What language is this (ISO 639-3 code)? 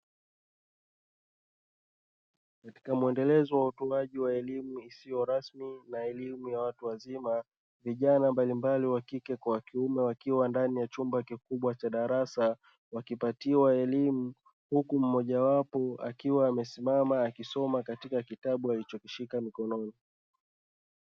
swa